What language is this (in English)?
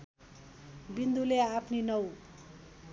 Nepali